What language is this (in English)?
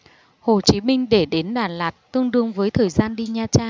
Vietnamese